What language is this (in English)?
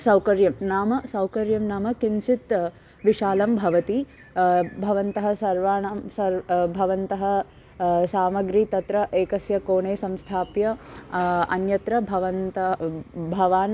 Sanskrit